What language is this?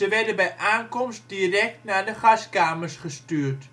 Dutch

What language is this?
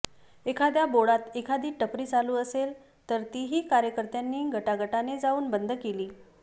Marathi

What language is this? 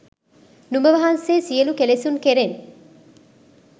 Sinhala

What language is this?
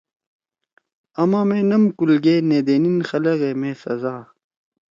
Torwali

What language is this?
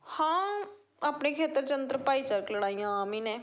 Punjabi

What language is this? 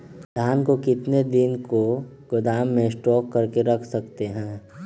Magahi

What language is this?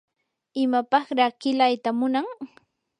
Yanahuanca Pasco Quechua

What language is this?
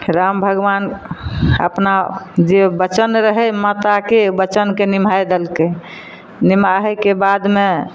Maithili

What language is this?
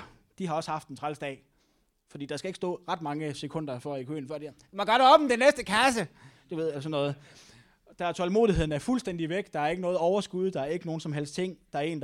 Danish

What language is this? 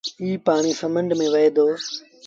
Sindhi Bhil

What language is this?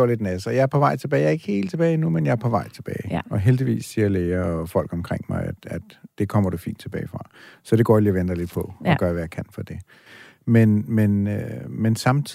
Danish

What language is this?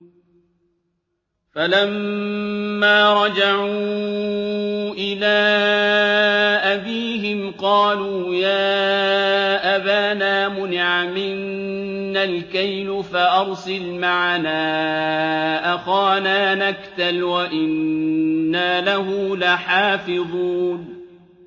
Arabic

